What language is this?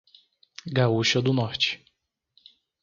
Portuguese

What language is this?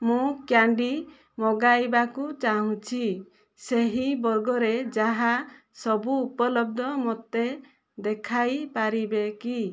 Odia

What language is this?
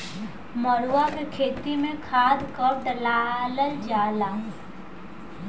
Bhojpuri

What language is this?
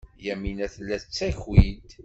Kabyle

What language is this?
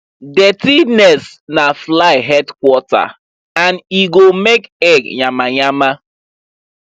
Nigerian Pidgin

